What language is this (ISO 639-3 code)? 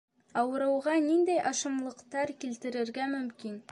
bak